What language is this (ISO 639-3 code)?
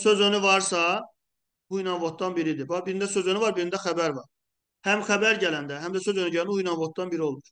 tur